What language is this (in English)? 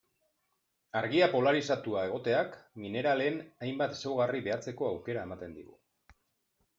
Basque